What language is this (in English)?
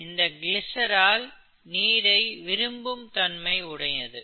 Tamil